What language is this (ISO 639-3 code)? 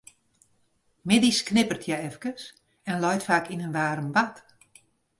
fry